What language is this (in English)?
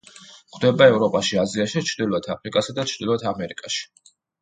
Georgian